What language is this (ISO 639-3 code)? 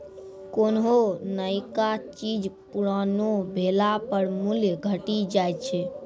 mai